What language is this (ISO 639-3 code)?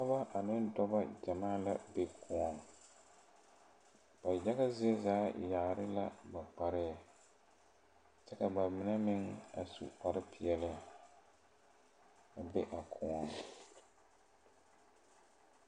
dga